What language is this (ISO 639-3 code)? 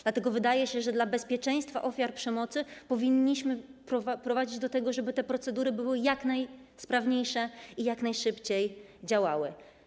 pol